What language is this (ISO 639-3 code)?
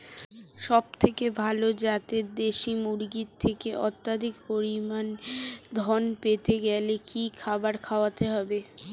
ben